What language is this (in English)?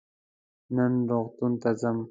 Pashto